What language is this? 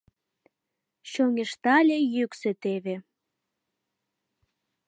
Mari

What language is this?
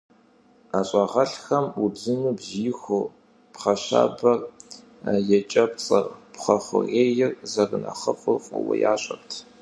Kabardian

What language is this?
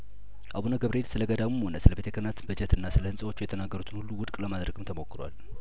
Amharic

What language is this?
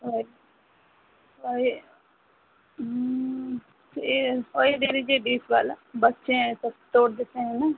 Hindi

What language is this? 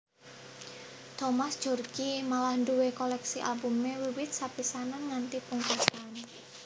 Javanese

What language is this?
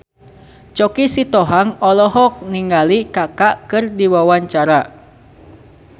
Sundanese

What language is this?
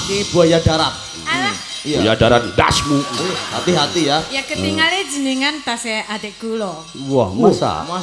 Indonesian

